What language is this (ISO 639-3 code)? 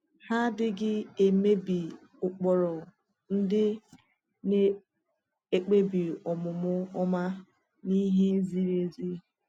ibo